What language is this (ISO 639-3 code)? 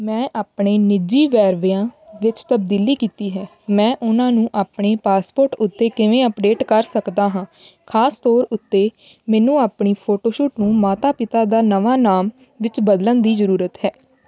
pan